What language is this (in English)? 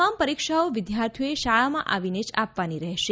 Gujarati